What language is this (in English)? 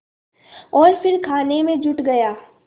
Hindi